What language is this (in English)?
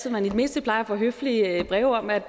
Danish